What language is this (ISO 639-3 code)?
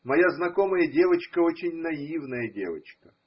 rus